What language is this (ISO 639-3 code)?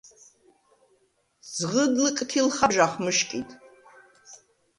sva